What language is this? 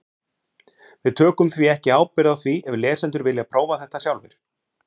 Icelandic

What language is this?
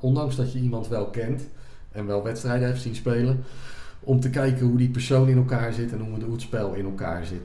Dutch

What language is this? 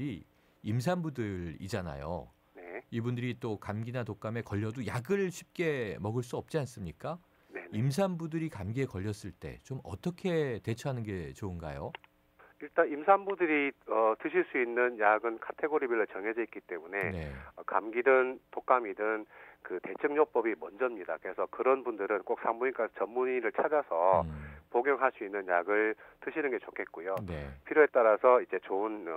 Korean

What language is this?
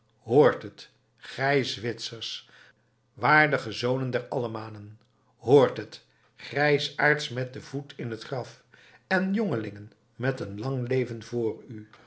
Dutch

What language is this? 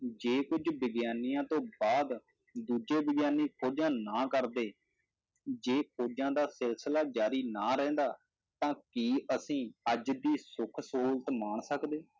Punjabi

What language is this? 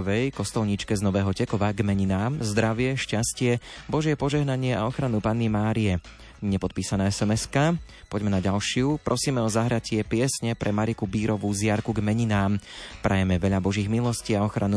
Slovak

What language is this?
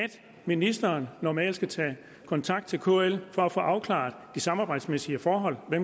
Danish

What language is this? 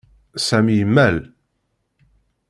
Kabyle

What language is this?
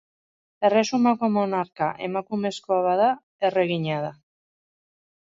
Basque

